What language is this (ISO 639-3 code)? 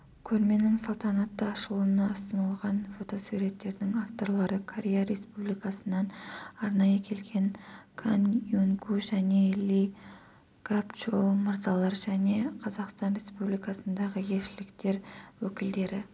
kaz